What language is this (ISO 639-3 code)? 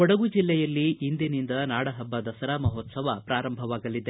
kan